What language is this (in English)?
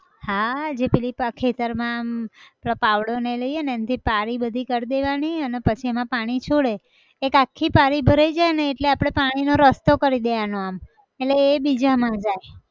Gujarati